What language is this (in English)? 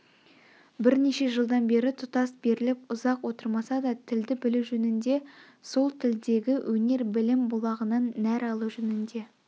Kazakh